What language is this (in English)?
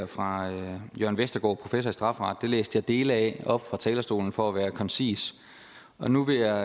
Danish